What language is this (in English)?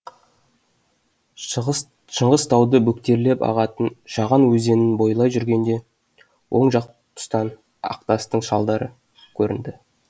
Kazakh